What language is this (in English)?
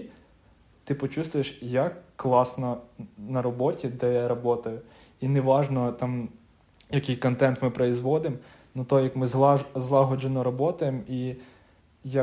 Ukrainian